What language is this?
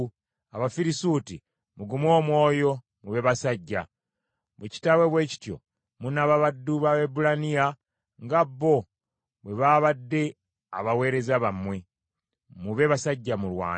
Ganda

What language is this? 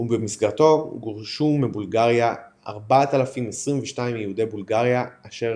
Hebrew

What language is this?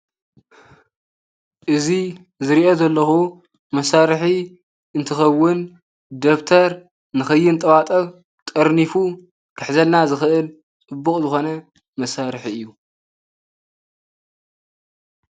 Tigrinya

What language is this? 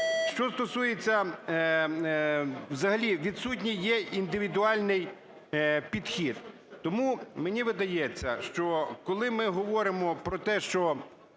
Ukrainian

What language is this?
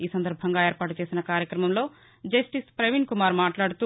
Telugu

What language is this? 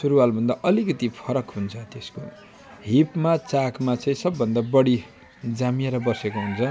Nepali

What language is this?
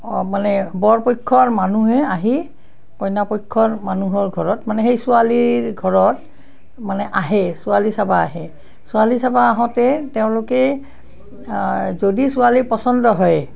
Assamese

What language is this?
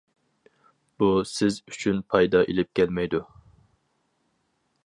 Uyghur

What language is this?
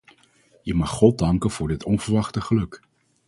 Dutch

